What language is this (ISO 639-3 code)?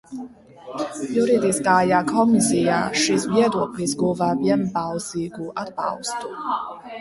lav